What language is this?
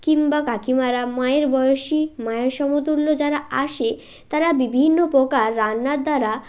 Bangla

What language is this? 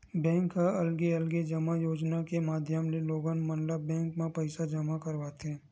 Chhattisgarhi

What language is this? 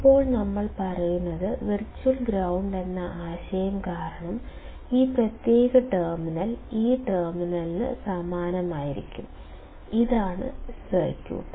Malayalam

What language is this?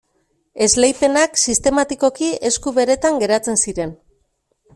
Basque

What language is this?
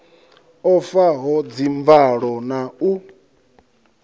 Venda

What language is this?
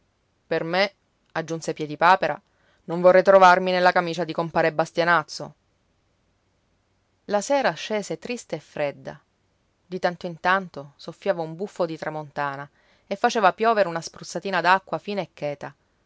Italian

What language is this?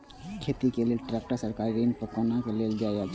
Maithili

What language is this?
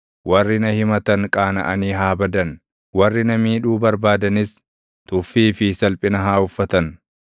Oromo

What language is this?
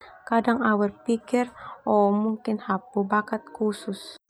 Termanu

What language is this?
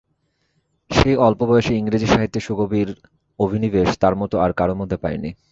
Bangla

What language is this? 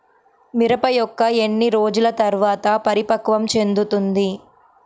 Telugu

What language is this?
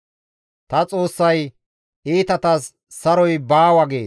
Gamo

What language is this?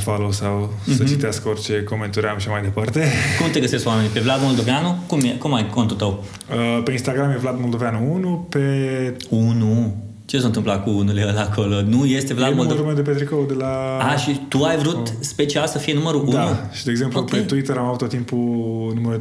Romanian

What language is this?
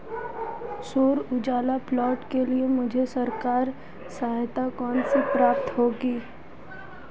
Hindi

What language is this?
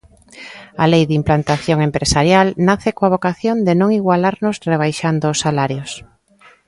Galician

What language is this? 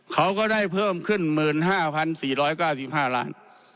Thai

